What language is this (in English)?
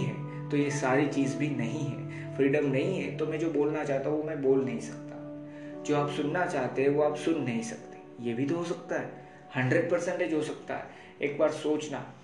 Hindi